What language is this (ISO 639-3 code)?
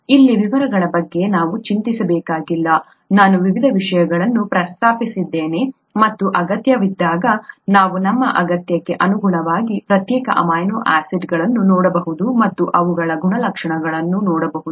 kan